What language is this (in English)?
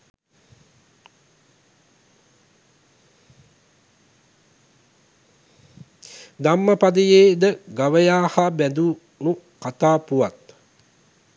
Sinhala